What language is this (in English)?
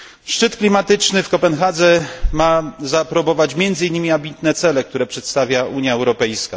Polish